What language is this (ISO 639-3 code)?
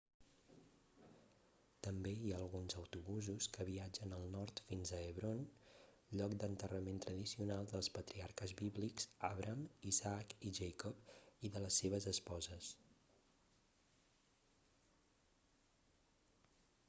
cat